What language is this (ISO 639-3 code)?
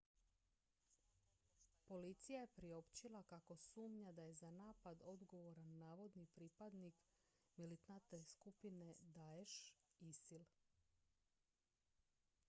hrv